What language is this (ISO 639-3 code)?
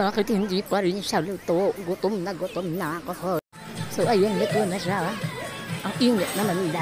fil